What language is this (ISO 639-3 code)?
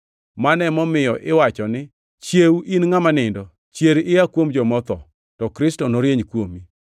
luo